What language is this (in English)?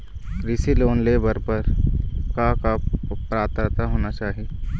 Chhattisgarhi